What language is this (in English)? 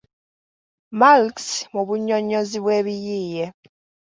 Ganda